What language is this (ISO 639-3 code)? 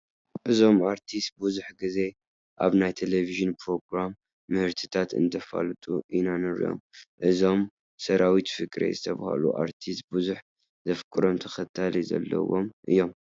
tir